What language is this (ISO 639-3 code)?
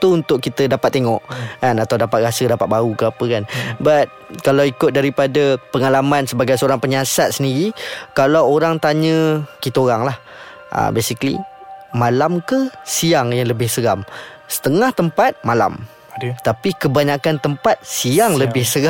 msa